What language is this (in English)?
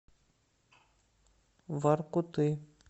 Russian